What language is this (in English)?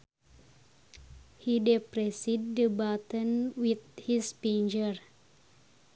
Sundanese